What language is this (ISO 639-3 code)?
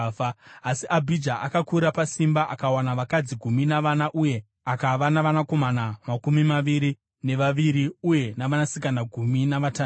sna